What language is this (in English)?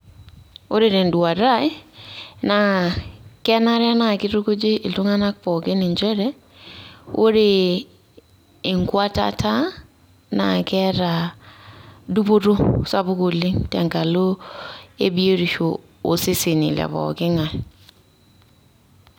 Masai